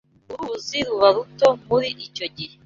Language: Kinyarwanda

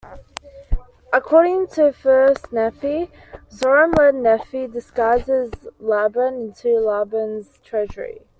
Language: English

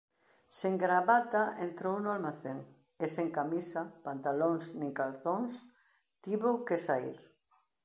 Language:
Galician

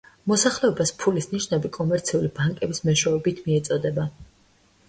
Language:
Georgian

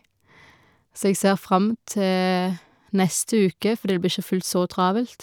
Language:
Norwegian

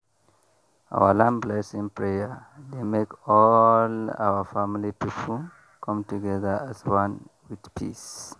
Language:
Nigerian Pidgin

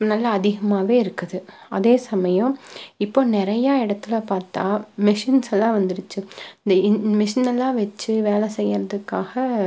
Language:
Tamil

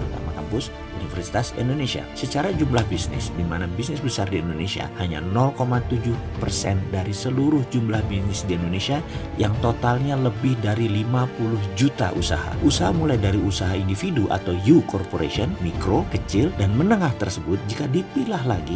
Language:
Indonesian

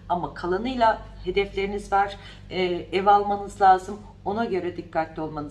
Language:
Turkish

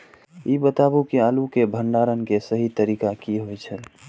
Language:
Maithili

